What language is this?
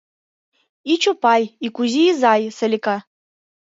Mari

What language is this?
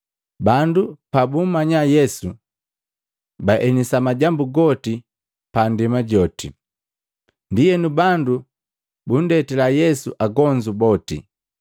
Matengo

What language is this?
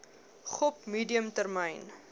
Afrikaans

